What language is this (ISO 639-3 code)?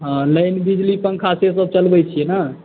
mai